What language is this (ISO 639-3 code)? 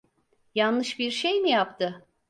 tur